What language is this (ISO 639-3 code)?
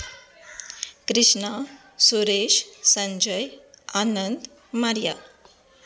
kok